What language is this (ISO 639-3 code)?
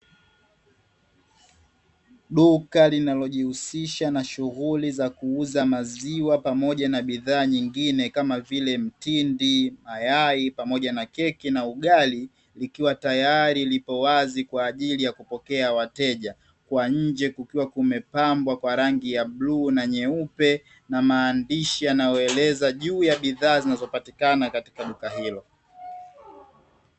swa